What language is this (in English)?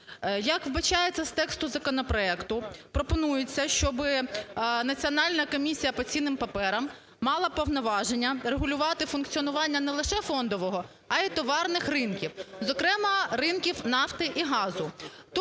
Ukrainian